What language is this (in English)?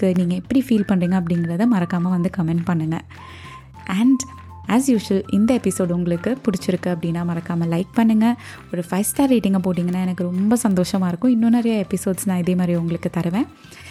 Tamil